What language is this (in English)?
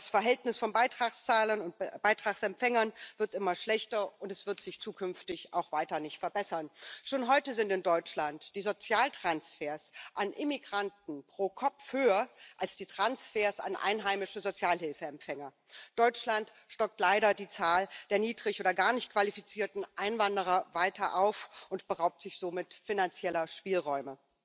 German